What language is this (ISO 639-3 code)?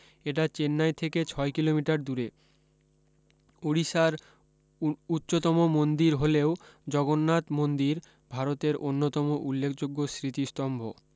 ben